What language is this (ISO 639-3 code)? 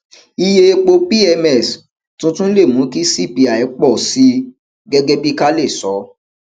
yor